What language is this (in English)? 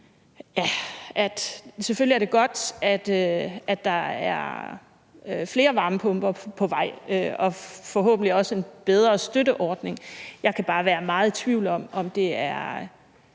Danish